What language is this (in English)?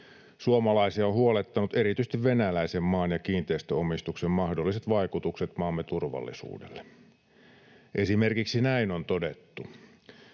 Finnish